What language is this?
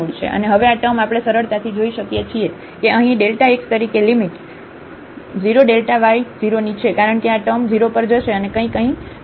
Gujarati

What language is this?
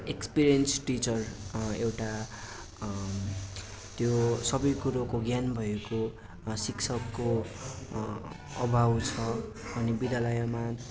Nepali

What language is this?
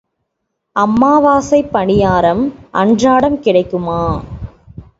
Tamil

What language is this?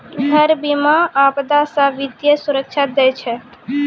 Maithili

